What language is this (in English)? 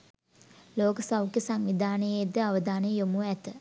Sinhala